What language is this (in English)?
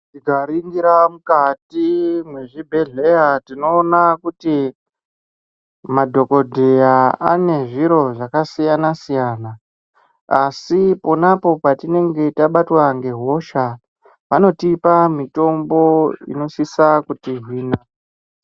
Ndau